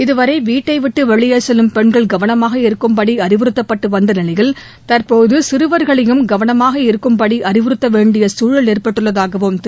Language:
Tamil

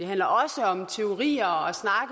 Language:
Danish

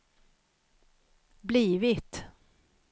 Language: Swedish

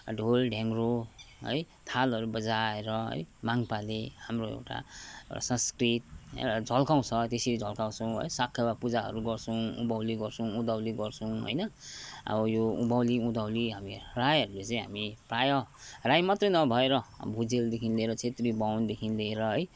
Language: Nepali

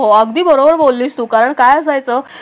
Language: Marathi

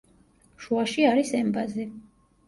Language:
Georgian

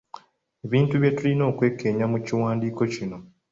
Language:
Ganda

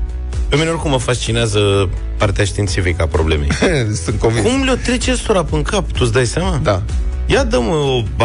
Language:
Romanian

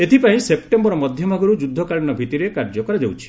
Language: Odia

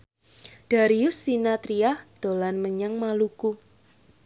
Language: Javanese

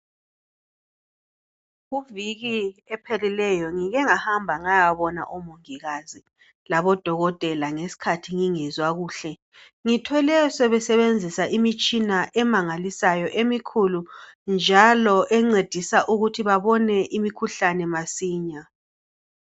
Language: North Ndebele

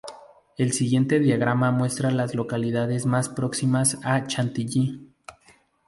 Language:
Spanish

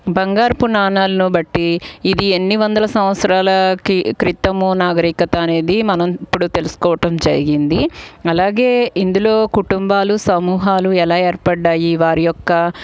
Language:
Telugu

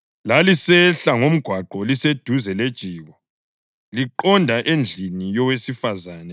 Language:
North Ndebele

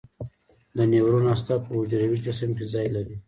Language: Pashto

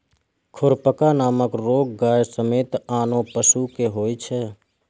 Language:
Maithili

